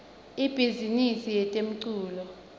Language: Swati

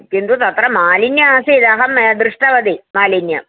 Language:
Sanskrit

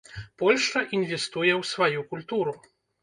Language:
Belarusian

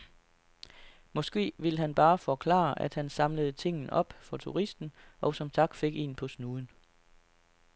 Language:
Danish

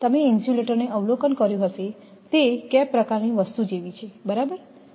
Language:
Gujarati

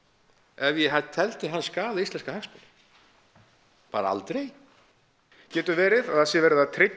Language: Icelandic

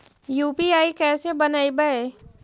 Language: Magahi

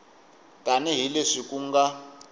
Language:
Tsonga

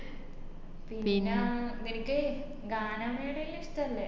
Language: Malayalam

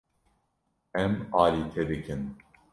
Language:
Kurdish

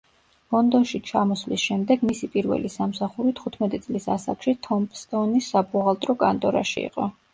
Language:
Georgian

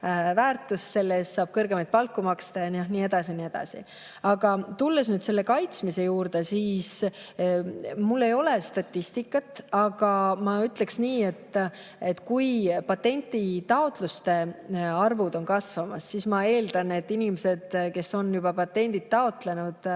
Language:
Estonian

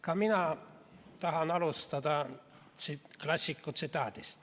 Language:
Estonian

